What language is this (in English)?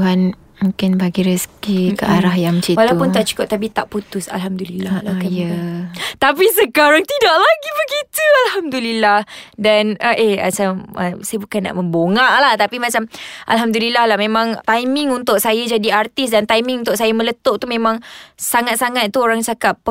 Malay